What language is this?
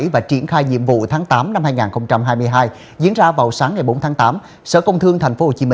Vietnamese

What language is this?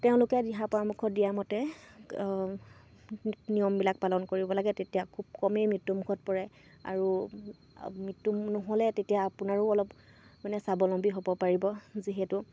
Assamese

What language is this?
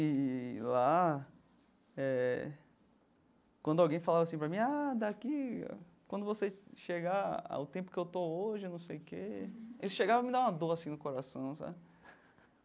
Portuguese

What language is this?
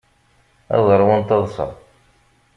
Kabyle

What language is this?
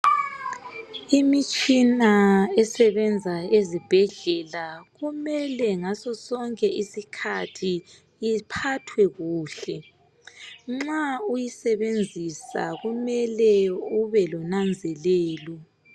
North Ndebele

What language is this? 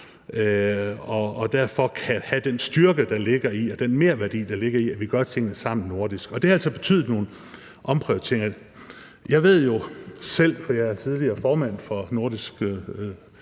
Danish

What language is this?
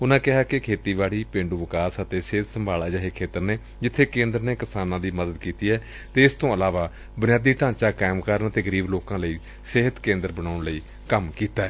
Punjabi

